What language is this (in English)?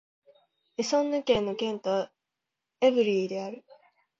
Japanese